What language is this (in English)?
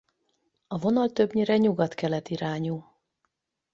Hungarian